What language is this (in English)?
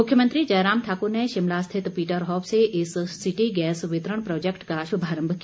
Hindi